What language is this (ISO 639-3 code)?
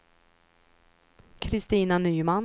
swe